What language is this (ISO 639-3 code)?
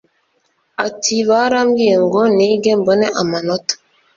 kin